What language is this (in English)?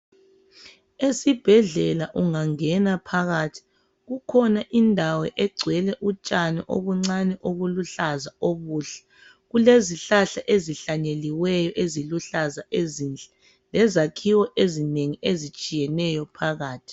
North Ndebele